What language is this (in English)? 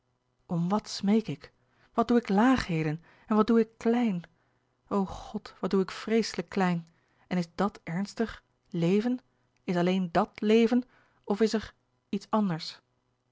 Dutch